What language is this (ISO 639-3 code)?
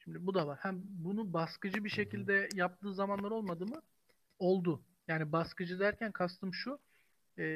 tur